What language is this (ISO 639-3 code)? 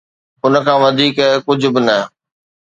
snd